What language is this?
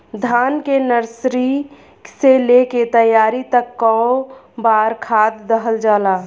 Bhojpuri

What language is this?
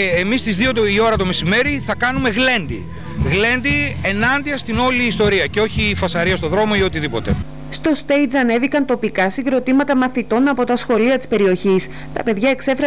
Greek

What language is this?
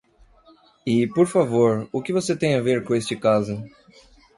Portuguese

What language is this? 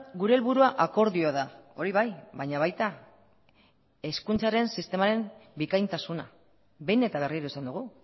Basque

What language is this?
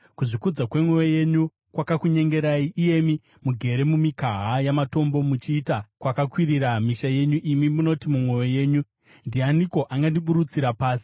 Shona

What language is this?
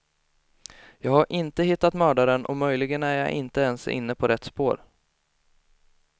Swedish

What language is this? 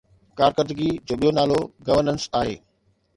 Sindhi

